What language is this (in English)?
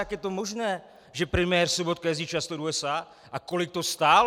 Czech